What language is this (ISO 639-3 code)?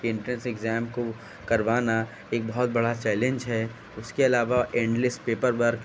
urd